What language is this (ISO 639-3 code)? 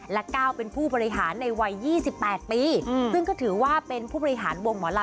tha